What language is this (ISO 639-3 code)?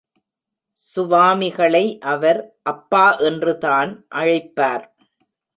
tam